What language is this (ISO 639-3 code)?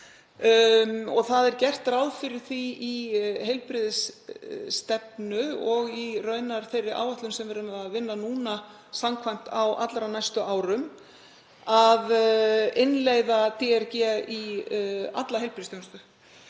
isl